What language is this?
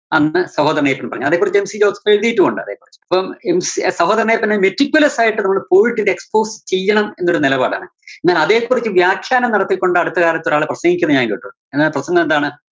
Malayalam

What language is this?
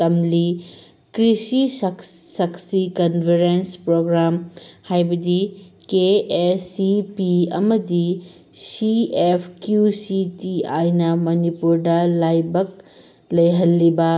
Manipuri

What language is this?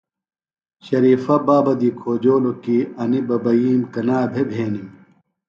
Phalura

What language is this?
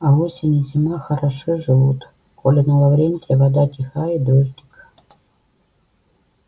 Russian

